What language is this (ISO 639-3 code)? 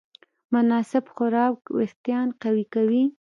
pus